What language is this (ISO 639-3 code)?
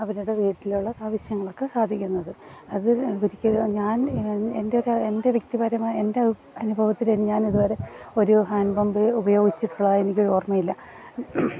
mal